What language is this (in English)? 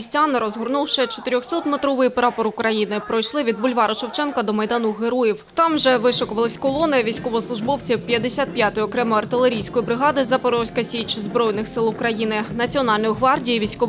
Ukrainian